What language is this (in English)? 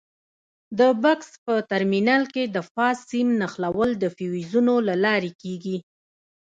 Pashto